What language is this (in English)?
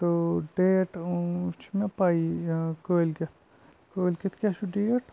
Kashmiri